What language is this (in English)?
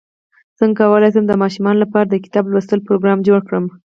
Pashto